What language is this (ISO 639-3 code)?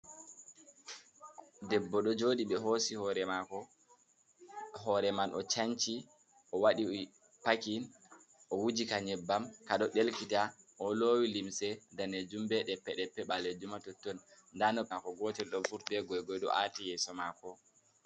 ful